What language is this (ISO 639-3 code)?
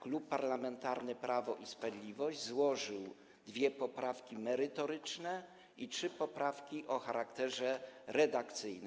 pol